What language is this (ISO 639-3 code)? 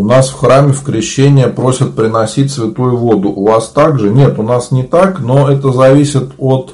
rus